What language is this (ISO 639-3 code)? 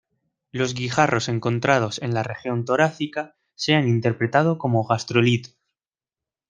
spa